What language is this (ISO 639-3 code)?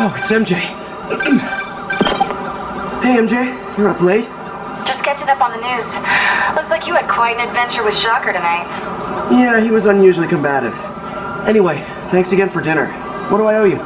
eng